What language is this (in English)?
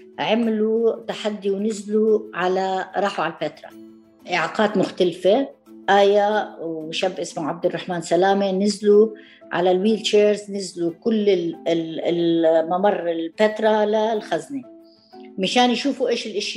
Arabic